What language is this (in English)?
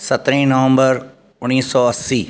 Sindhi